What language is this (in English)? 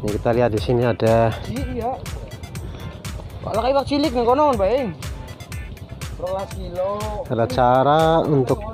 Indonesian